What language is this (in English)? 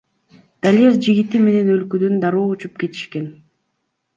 Kyrgyz